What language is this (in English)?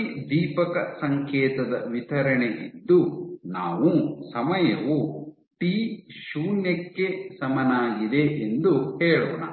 Kannada